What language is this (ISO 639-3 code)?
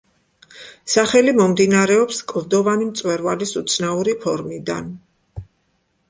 kat